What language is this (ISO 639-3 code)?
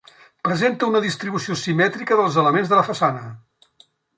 cat